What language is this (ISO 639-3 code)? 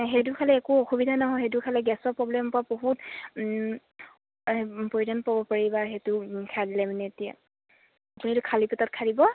asm